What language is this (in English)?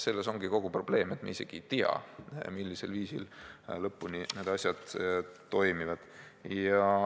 Estonian